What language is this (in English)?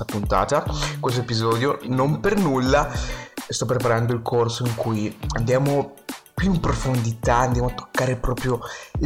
Italian